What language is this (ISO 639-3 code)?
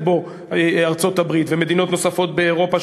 heb